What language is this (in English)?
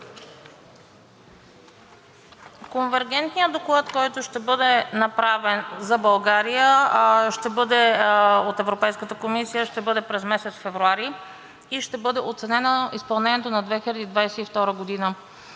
Bulgarian